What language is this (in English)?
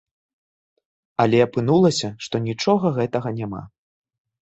Belarusian